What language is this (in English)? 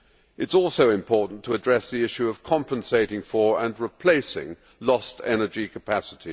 English